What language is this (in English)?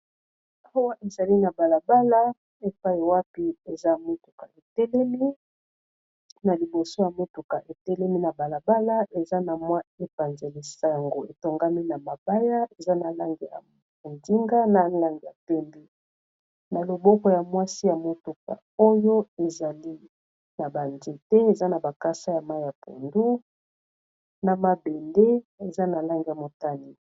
Lingala